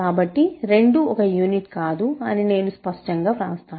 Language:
Telugu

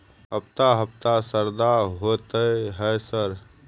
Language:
Maithili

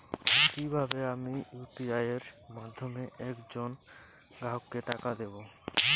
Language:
Bangla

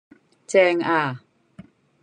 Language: Cantonese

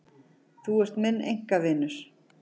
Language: Icelandic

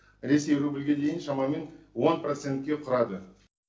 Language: Kazakh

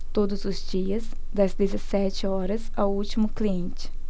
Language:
Portuguese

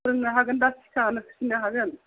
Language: Bodo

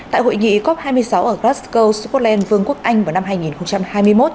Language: Vietnamese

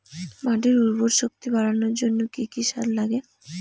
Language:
Bangla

